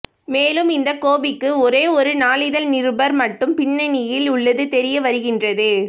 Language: Tamil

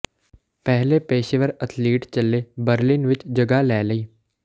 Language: Punjabi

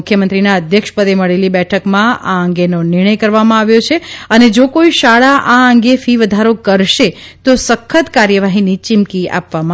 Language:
Gujarati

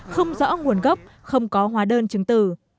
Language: Vietnamese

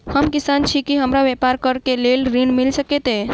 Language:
Maithili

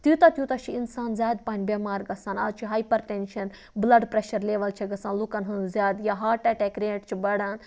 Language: Kashmiri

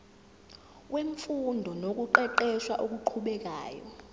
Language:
Zulu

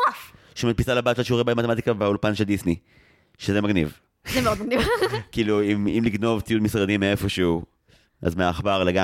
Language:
Hebrew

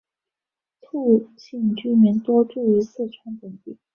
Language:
Chinese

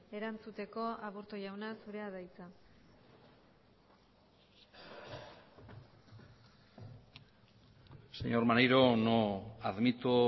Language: Basque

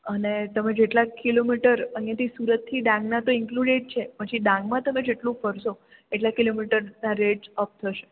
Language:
Gujarati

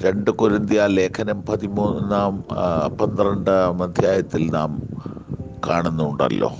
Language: Malayalam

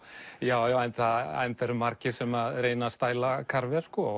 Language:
Icelandic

